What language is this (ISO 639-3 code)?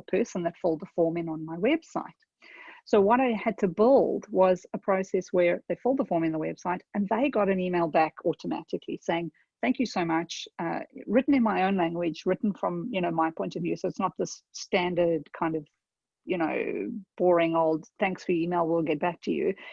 eng